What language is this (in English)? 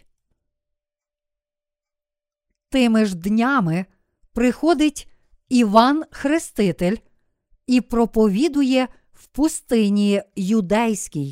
Ukrainian